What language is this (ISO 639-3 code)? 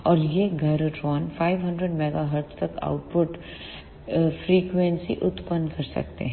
hin